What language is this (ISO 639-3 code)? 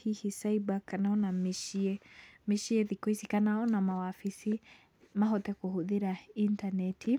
kik